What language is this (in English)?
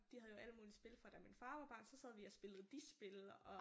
Danish